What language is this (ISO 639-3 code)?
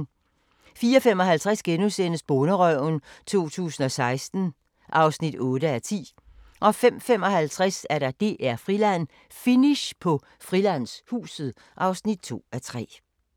dan